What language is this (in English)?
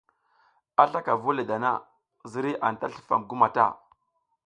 South Giziga